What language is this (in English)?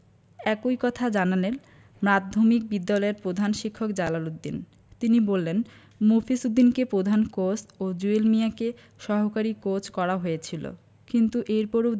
Bangla